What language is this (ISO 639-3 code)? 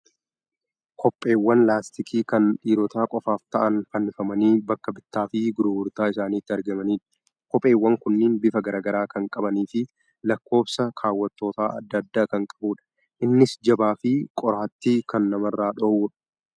orm